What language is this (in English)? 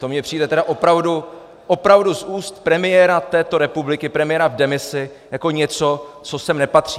Czech